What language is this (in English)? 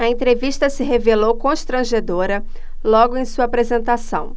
Portuguese